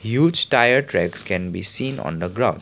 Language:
English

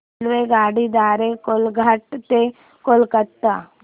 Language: Marathi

